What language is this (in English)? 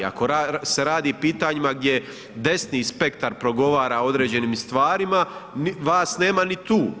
Croatian